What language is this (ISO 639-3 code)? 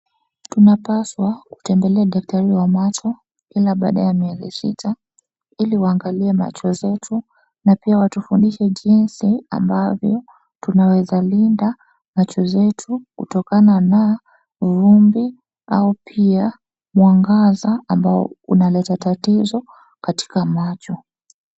swa